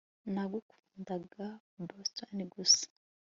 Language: Kinyarwanda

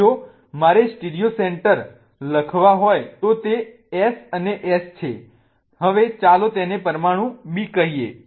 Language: Gujarati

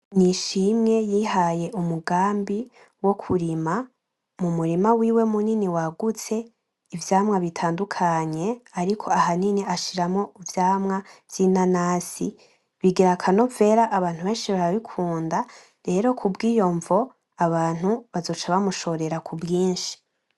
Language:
Rundi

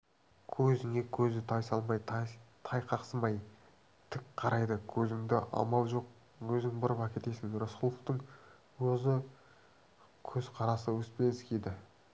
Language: Kazakh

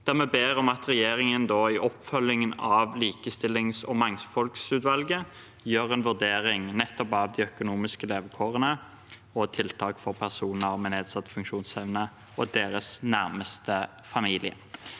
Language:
Norwegian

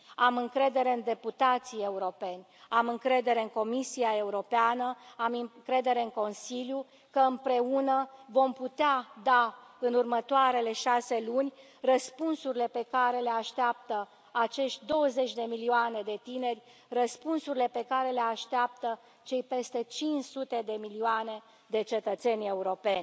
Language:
Romanian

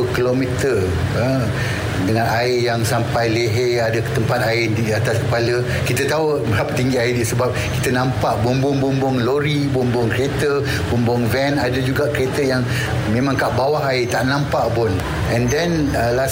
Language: Malay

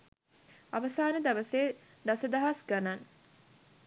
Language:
Sinhala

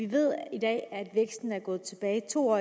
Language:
Danish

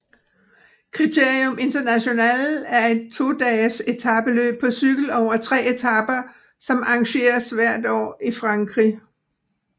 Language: Danish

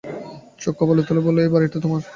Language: Bangla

